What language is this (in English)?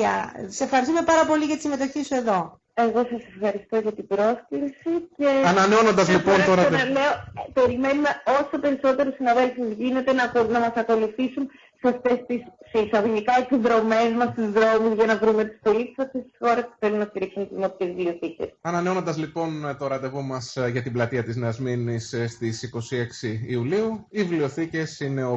Greek